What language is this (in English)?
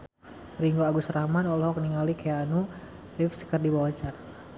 Sundanese